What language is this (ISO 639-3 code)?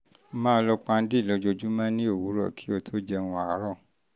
yor